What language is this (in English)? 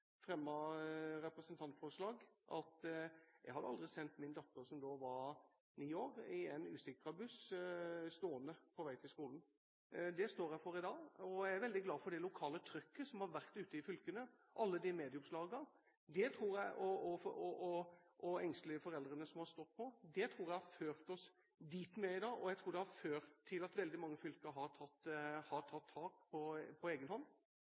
Norwegian Bokmål